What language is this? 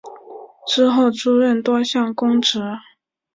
Chinese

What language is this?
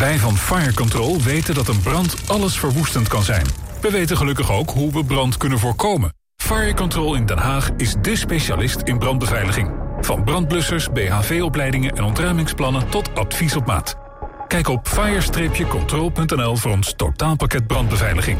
Dutch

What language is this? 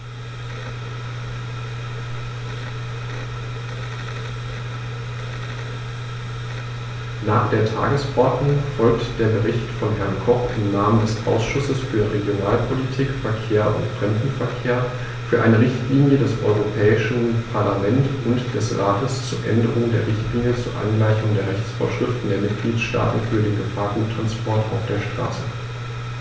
German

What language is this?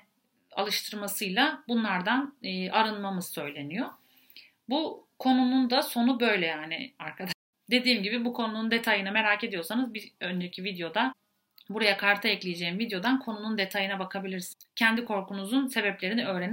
Turkish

